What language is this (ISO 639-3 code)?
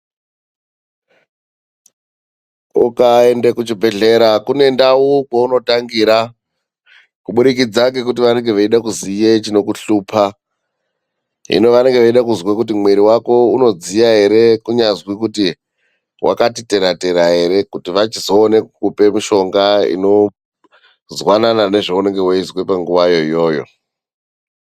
ndc